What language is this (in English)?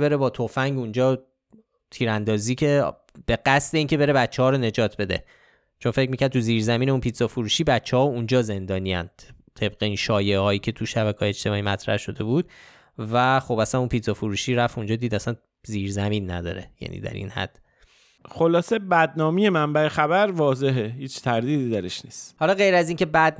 Persian